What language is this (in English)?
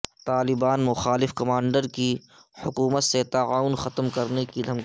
Urdu